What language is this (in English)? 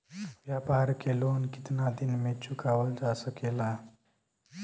Bhojpuri